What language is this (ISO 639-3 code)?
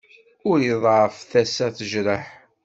kab